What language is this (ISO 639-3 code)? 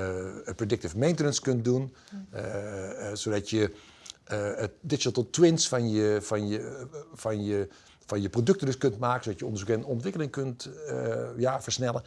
nld